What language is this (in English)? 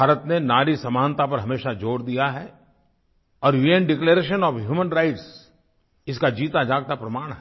Hindi